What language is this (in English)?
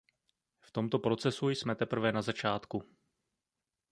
Czech